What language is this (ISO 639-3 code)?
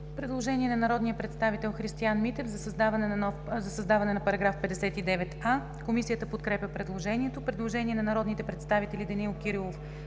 bul